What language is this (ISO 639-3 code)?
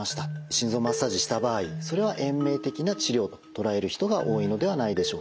jpn